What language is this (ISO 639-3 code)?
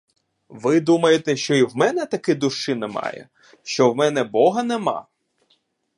ukr